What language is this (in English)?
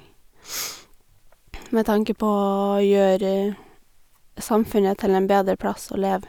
Norwegian